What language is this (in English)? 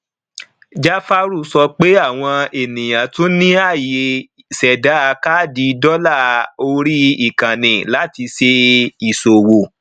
Yoruba